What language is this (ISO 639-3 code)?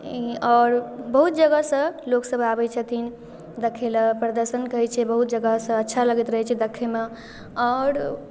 mai